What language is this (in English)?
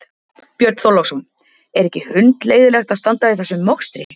Icelandic